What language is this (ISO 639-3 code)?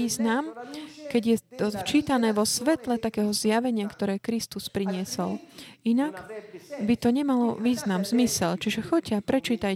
slk